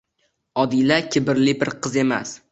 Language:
Uzbek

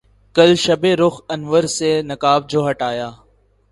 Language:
Urdu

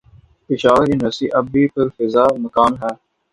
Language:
Urdu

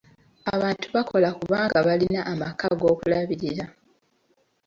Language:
Ganda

